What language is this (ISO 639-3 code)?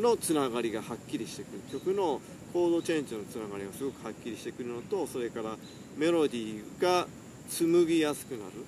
jpn